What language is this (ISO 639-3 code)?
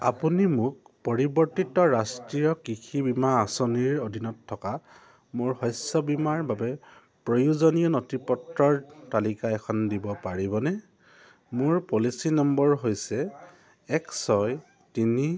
asm